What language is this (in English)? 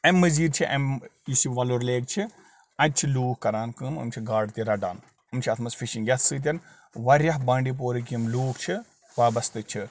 Kashmiri